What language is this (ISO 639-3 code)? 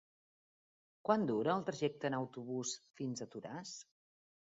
cat